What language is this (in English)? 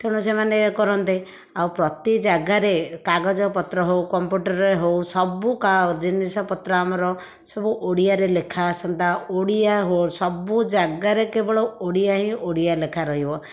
Odia